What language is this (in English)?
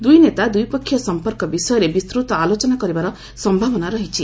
Odia